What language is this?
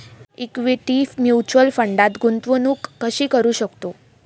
Marathi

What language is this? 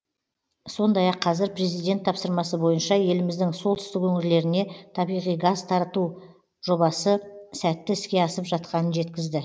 Kazakh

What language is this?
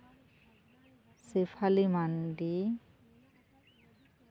Santali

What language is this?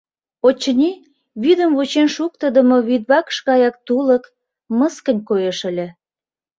Mari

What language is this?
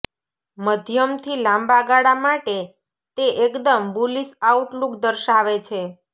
Gujarati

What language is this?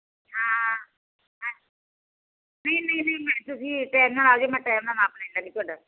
Punjabi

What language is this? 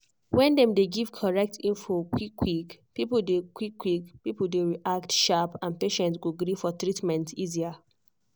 Nigerian Pidgin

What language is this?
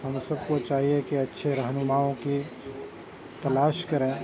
Urdu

